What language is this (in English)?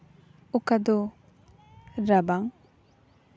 Santali